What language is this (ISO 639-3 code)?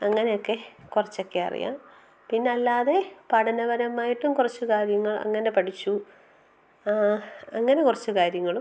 mal